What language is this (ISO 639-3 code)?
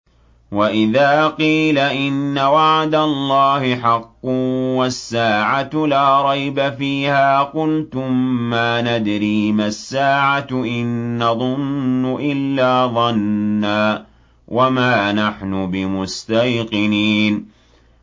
ara